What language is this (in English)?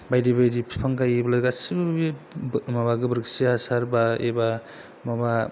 Bodo